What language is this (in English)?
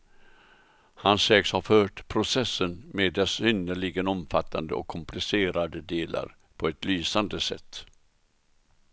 Swedish